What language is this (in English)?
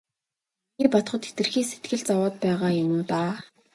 Mongolian